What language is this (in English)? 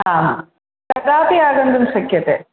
Sanskrit